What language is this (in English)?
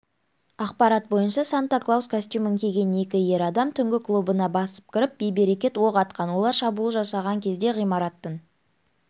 Kazakh